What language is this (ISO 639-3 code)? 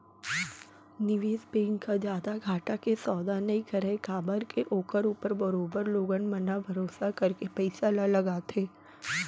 hne